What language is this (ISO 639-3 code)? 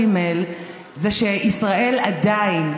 heb